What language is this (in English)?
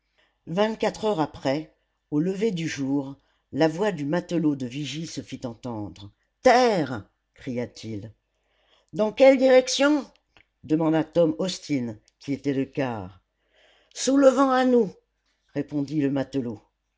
French